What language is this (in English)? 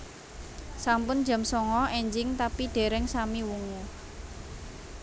Javanese